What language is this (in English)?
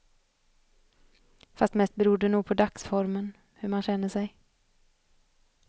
Swedish